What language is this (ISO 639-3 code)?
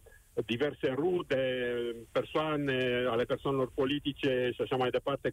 ron